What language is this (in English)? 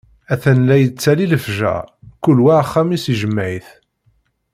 Kabyle